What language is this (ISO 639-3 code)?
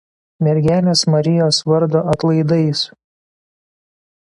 lit